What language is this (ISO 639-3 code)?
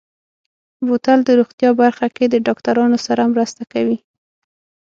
pus